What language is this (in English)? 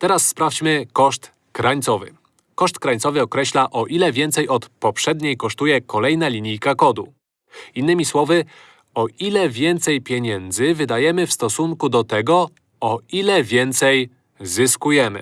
Polish